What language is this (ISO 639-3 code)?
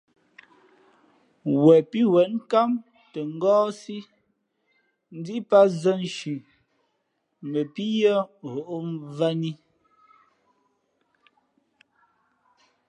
fmp